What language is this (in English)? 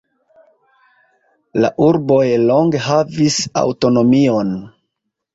Esperanto